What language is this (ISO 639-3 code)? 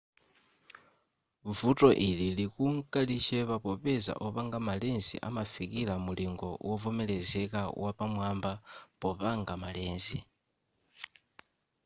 nya